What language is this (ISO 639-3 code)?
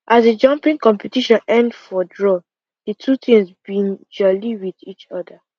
pcm